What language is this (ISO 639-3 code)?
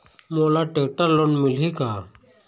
hne